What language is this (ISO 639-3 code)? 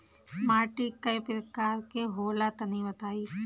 bho